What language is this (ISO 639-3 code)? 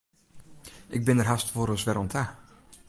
fry